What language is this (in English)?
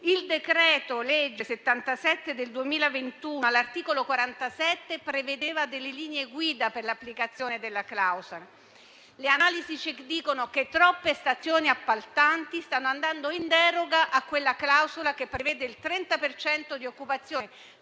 Italian